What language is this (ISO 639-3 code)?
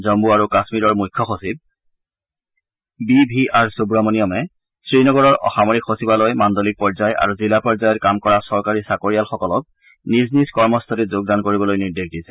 asm